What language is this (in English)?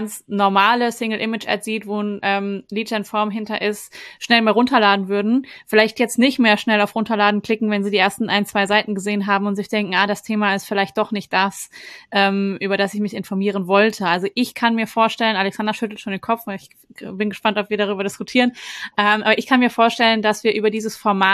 German